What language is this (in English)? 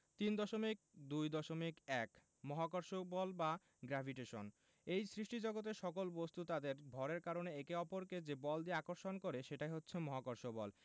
Bangla